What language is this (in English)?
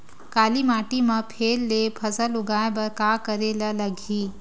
Chhattisgarhi